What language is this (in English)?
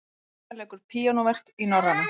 Icelandic